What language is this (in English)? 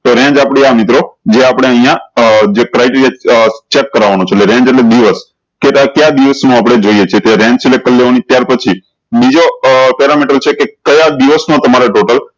Gujarati